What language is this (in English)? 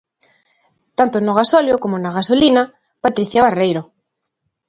Galician